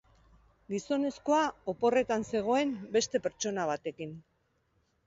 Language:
Basque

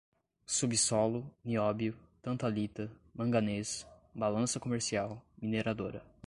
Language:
Portuguese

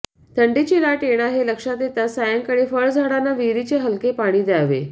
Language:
Marathi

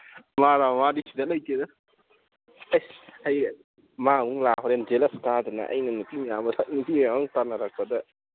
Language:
Manipuri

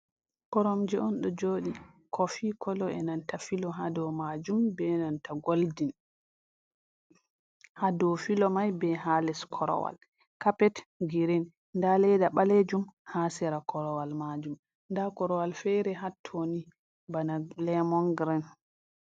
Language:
Fula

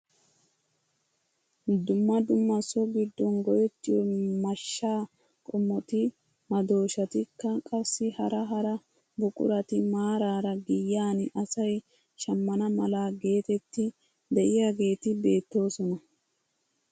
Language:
Wolaytta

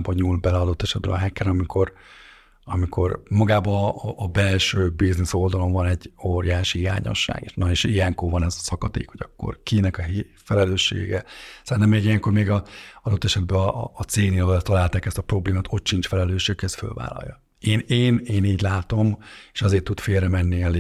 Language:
Hungarian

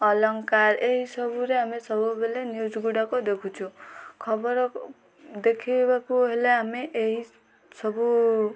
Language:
Odia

